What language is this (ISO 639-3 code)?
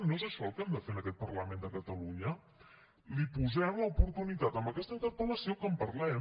cat